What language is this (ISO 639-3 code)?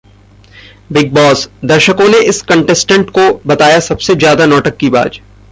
hin